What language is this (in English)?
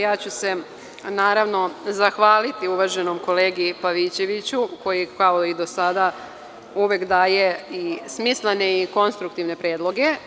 Serbian